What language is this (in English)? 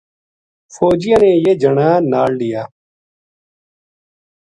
Gujari